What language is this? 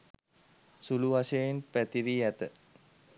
Sinhala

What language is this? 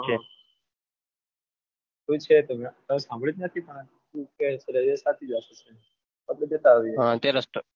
Gujarati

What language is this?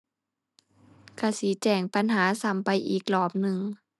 Thai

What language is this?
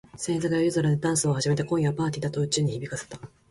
Japanese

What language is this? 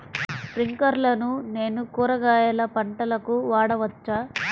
Telugu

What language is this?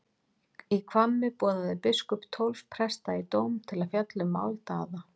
Icelandic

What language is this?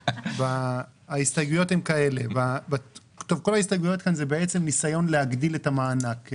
Hebrew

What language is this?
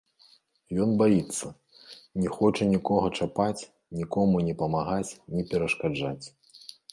Belarusian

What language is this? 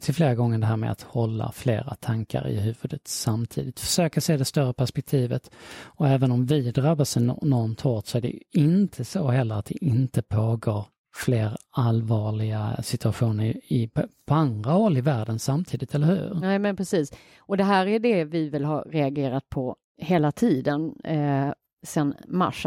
Swedish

